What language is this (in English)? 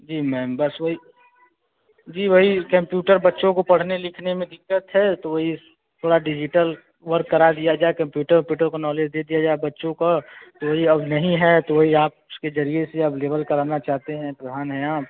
Hindi